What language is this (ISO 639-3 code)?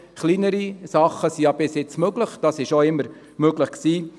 gsw